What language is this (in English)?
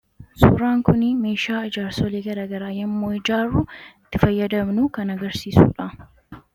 Oromo